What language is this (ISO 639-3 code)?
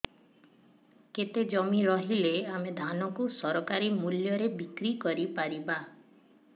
ori